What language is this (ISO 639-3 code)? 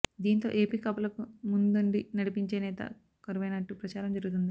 tel